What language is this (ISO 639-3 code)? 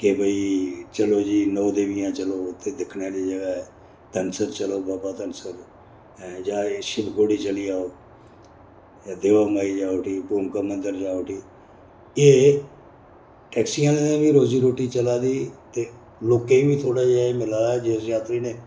doi